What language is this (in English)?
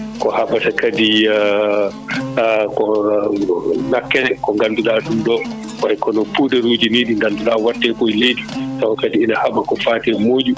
Fula